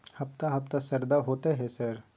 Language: Maithili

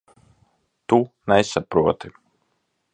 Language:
Latvian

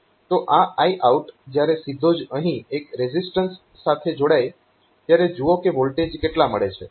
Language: Gujarati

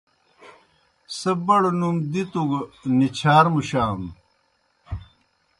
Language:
Kohistani Shina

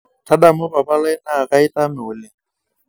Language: Masai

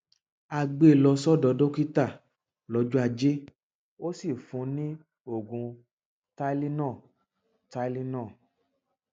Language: Yoruba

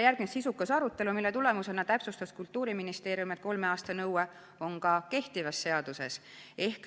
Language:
Estonian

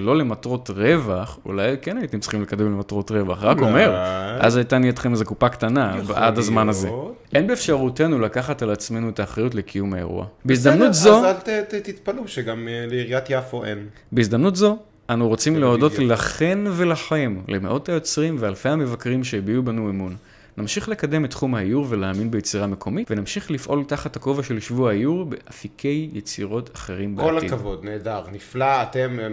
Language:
Hebrew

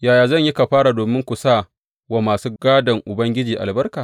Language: Hausa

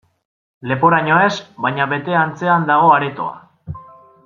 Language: Basque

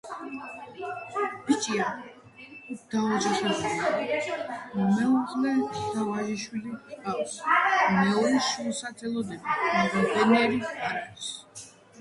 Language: Georgian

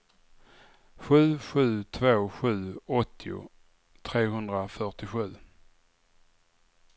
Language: Swedish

